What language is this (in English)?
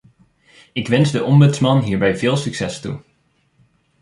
Dutch